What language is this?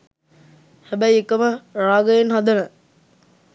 Sinhala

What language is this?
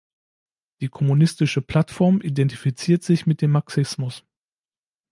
German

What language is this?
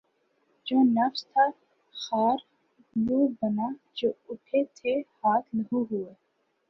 Urdu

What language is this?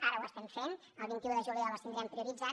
Catalan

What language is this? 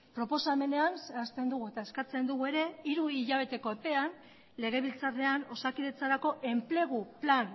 Basque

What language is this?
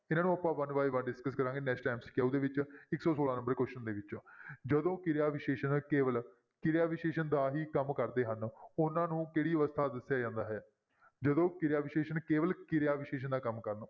Punjabi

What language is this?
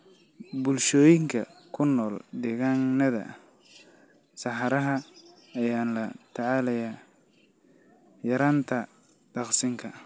Somali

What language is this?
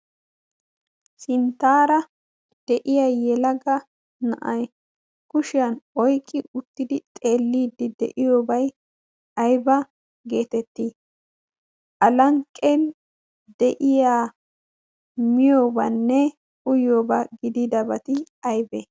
Wolaytta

